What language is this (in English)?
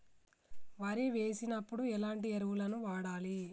Telugu